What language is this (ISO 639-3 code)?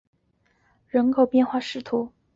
zho